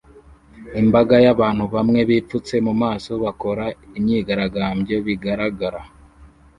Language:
Kinyarwanda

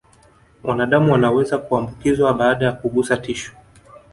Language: Swahili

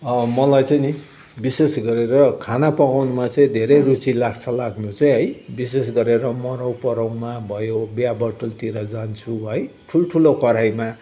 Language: Nepali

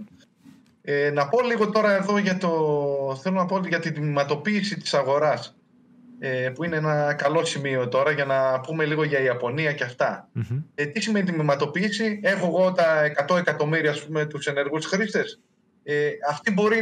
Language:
Greek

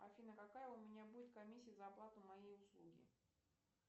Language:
Russian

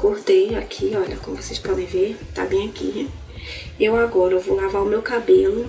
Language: Portuguese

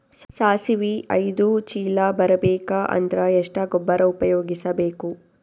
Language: Kannada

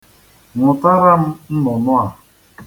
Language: Igbo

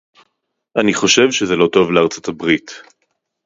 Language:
Hebrew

